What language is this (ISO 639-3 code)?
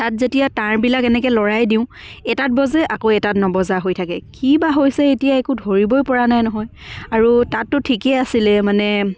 asm